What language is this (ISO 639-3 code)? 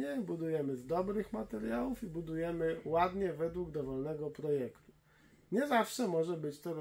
pol